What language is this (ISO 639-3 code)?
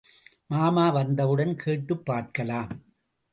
tam